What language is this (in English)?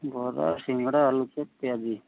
Odia